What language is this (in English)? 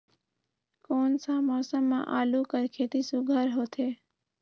Chhattisgarhi